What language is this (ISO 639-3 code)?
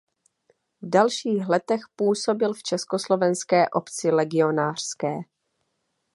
ces